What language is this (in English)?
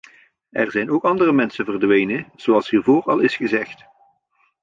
Dutch